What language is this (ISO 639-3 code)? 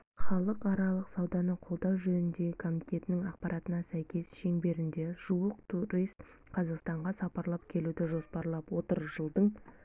kaz